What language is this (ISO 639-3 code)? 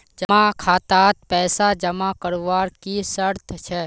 mag